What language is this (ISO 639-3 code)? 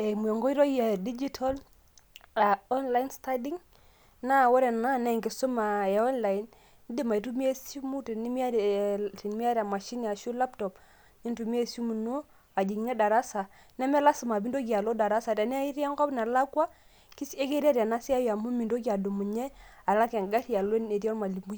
mas